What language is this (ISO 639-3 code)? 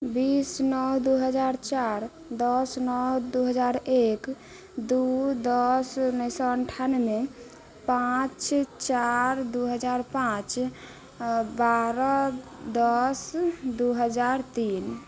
mai